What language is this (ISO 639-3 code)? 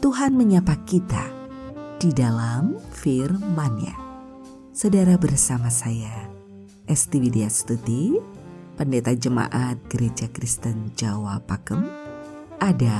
ind